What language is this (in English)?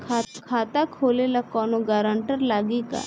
Bhojpuri